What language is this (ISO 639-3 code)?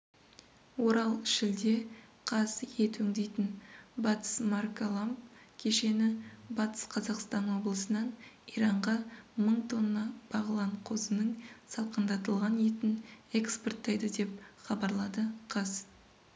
kaz